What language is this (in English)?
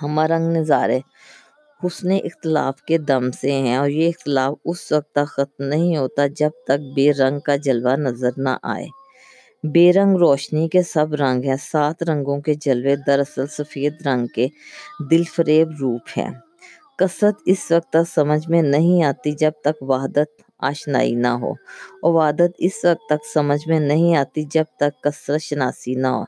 Urdu